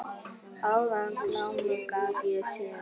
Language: Icelandic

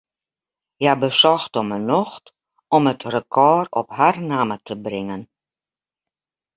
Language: Western Frisian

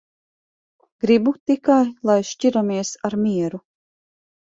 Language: Latvian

